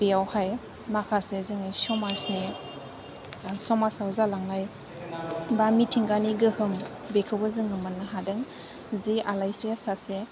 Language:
Bodo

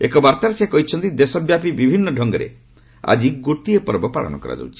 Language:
Odia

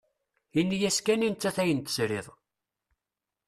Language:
Kabyle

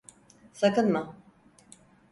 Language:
Turkish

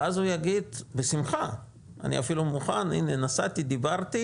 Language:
Hebrew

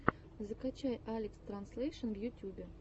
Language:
Russian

